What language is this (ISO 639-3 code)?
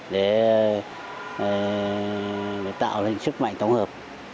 vie